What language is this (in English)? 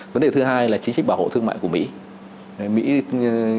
Vietnamese